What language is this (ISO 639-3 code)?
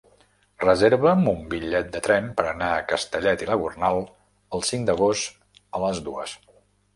cat